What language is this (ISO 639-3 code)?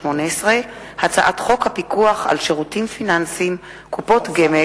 heb